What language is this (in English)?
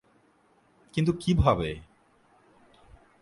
Bangla